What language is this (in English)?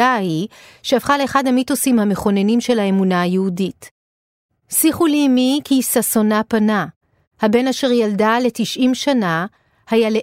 Hebrew